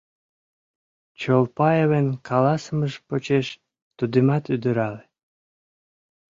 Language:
Mari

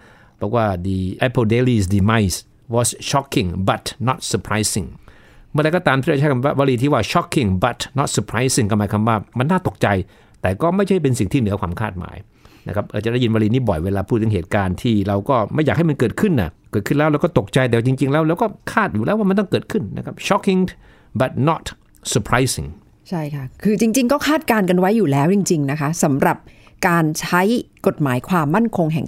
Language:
Thai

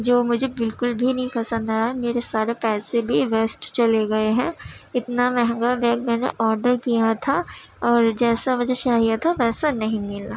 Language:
Urdu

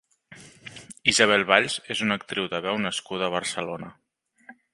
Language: Catalan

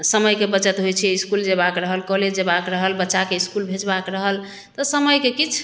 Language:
Maithili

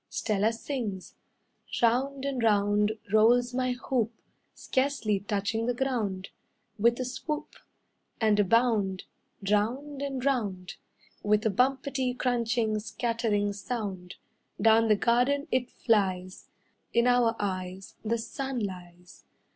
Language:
English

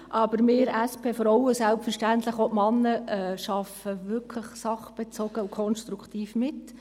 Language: Swiss German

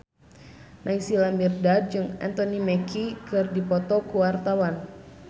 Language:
Sundanese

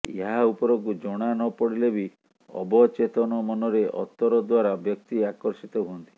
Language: Odia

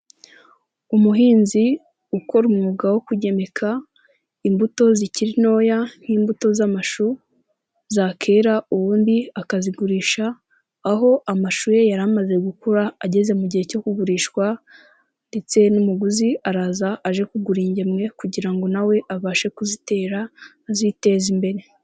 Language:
Kinyarwanda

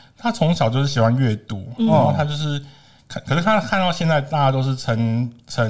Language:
Chinese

